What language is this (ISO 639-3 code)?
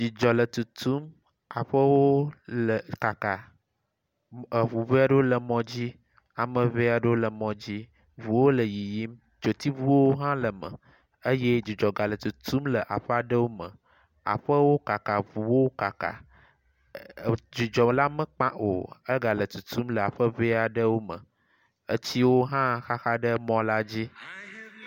ewe